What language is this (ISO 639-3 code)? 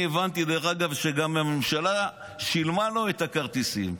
heb